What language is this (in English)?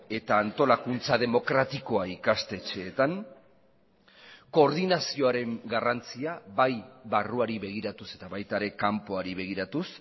Basque